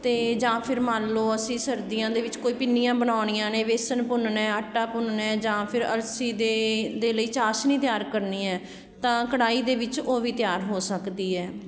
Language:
Punjabi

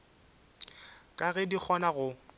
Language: Northern Sotho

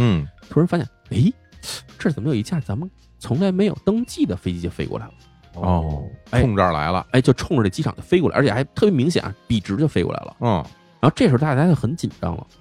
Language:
Chinese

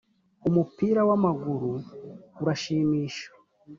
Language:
Kinyarwanda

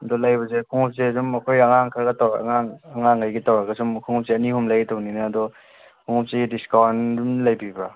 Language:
Manipuri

